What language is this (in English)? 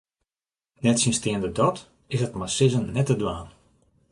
Western Frisian